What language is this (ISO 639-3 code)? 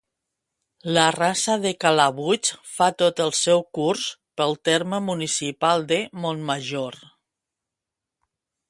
cat